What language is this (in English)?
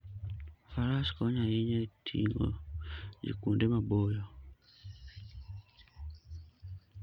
Luo (Kenya and Tanzania)